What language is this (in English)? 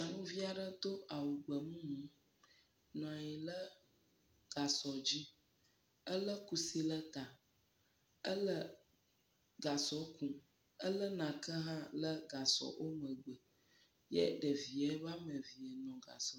Ewe